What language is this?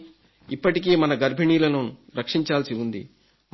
Telugu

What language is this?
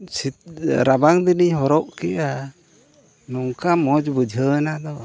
Santali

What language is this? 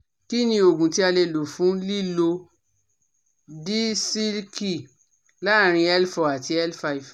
Yoruba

